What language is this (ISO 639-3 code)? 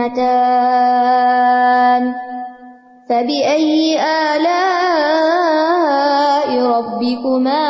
urd